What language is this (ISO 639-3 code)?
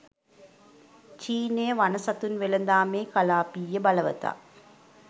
sin